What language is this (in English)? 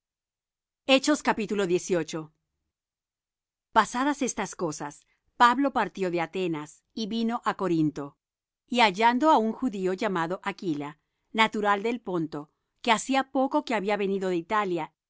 Spanish